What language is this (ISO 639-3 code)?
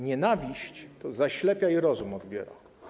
pol